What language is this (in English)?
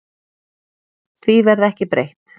Icelandic